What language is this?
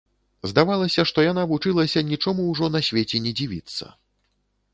Belarusian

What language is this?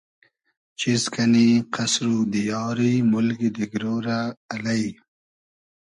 Hazaragi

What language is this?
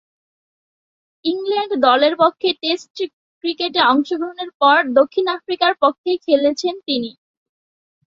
Bangla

